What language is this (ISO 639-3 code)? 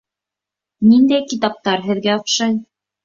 bak